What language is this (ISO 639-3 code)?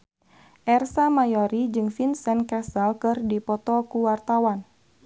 sun